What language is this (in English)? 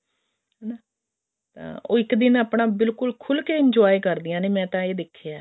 Punjabi